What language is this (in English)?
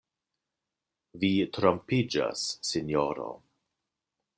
Esperanto